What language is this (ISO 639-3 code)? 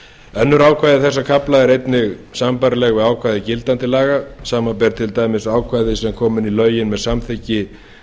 isl